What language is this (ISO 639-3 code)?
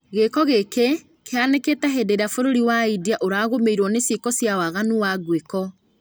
kik